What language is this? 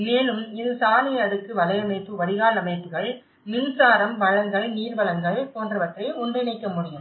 Tamil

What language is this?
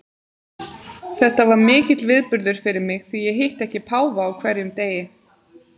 Icelandic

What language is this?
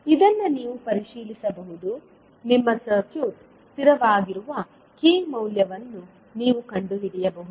Kannada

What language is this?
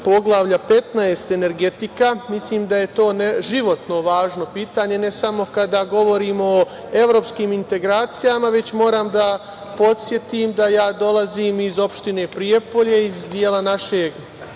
Serbian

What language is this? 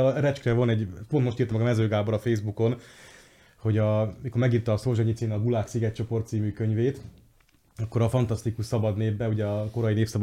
Hungarian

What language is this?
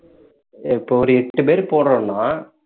Tamil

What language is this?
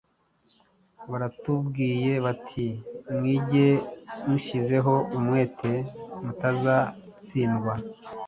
Kinyarwanda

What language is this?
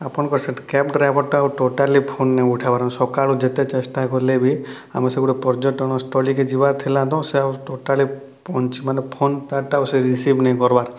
Odia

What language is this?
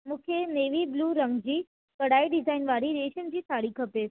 Sindhi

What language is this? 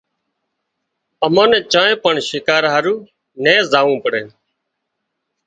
Wadiyara Koli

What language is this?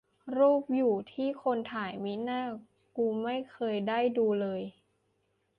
Thai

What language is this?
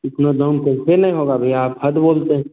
Hindi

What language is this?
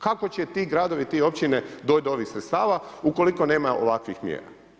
Croatian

